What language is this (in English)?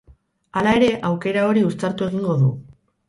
Basque